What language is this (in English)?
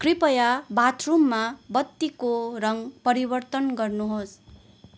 Nepali